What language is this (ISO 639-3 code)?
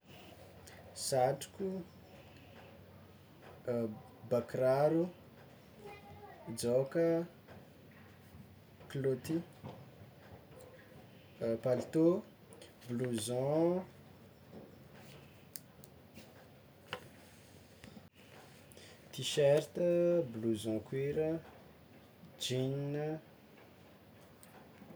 xmw